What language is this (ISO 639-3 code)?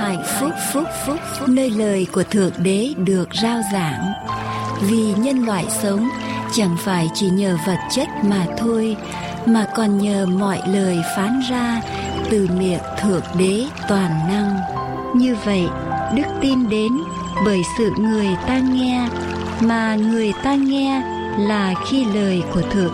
vie